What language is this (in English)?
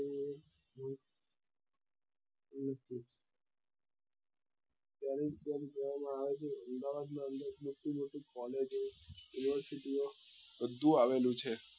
Gujarati